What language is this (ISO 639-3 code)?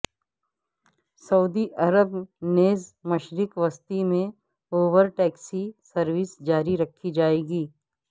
urd